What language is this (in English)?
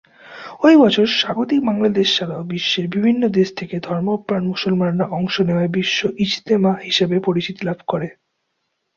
Bangla